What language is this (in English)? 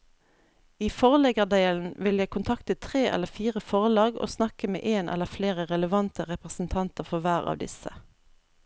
Norwegian